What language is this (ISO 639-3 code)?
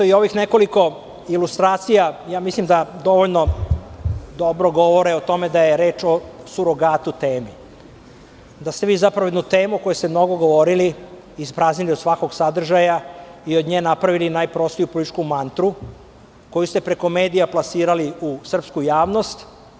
srp